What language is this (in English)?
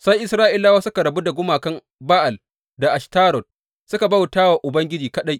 Hausa